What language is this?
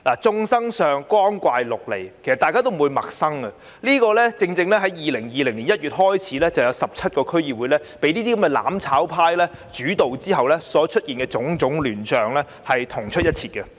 Cantonese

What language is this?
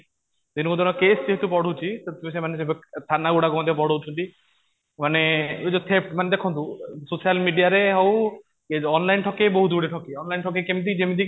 Odia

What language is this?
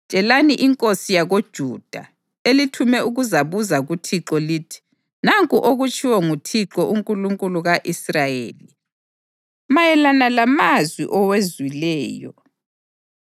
North Ndebele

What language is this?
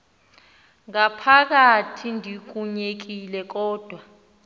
Xhosa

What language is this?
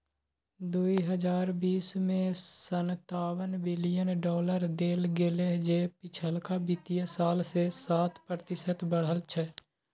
Maithili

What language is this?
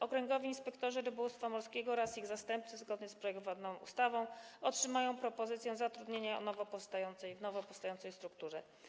Polish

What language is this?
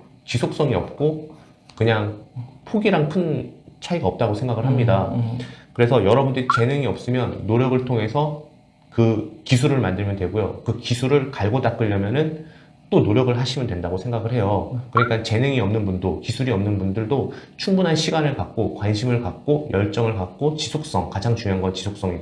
Korean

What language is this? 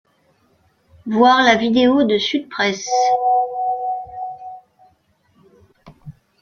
French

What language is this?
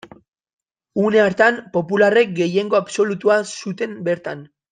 Basque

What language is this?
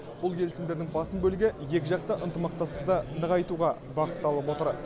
Kazakh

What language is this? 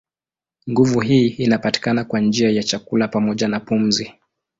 Swahili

